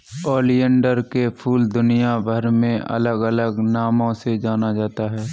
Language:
Hindi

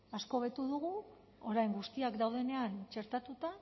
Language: Basque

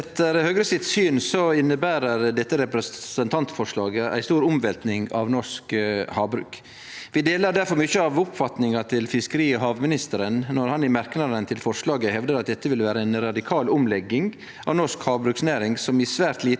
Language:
Norwegian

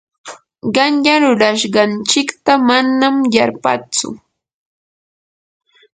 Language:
Yanahuanca Pasco Quechua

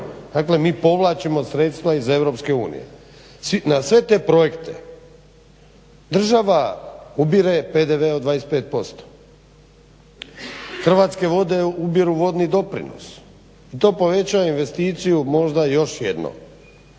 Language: Croatian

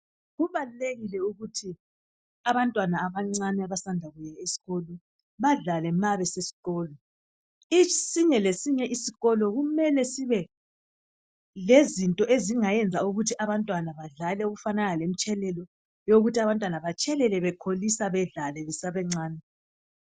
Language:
North Ndebele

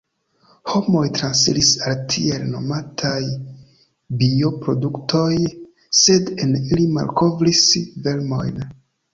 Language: Esperanto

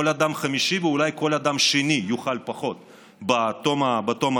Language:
Hebrew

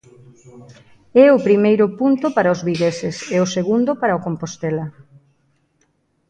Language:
Galician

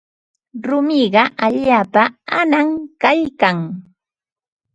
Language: Ambo-Pasco Quechua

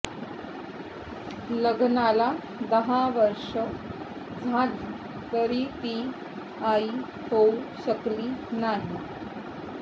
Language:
Marathi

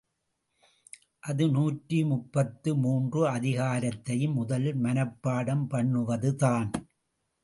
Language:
Tamil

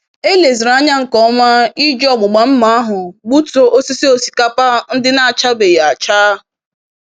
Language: Igbo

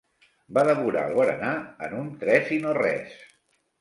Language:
Catalan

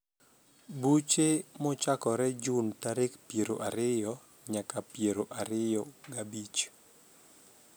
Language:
Luo (Kenya and Tanzania)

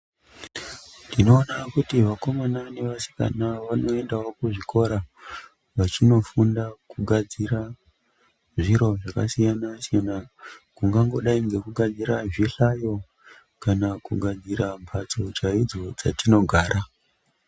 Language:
Ndau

